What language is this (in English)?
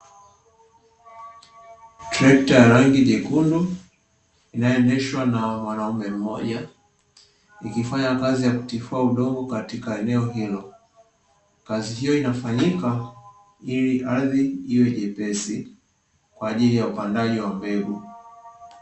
Swahili